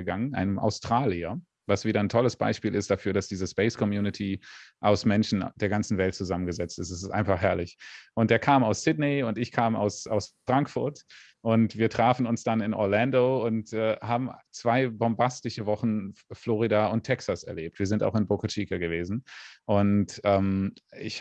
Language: German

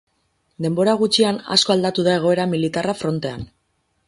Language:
Basque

